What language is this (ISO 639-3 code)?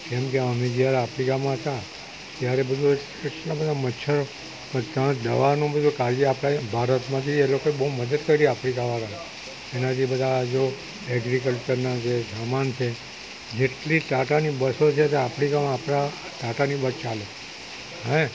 guj